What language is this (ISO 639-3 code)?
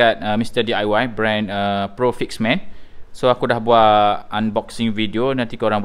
msa